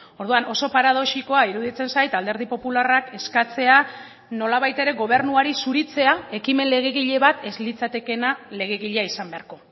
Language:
Basque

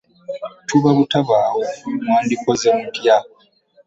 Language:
Ganda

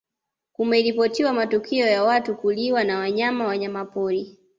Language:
Swahili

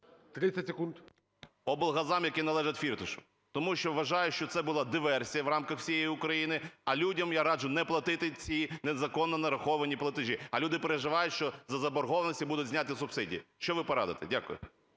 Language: Ukrainian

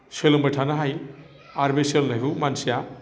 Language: Bodo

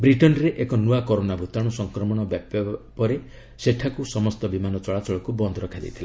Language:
Odia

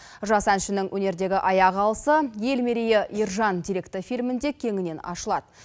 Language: Kazakh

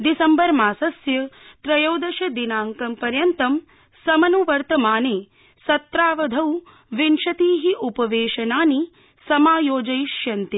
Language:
Sanskrit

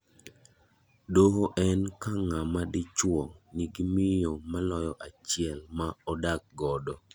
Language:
Luo (Kenya and Tanzania)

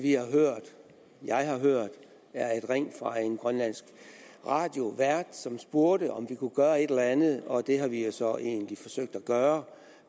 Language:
Danish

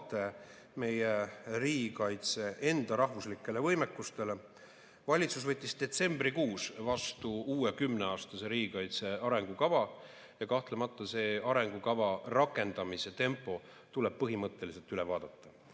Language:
Estonian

